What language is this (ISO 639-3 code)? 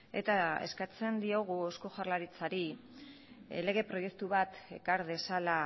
eus